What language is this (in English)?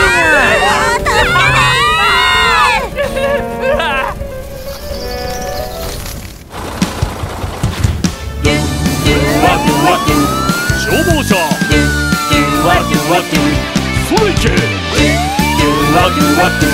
Korean